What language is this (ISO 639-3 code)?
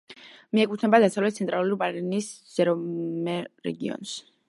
kat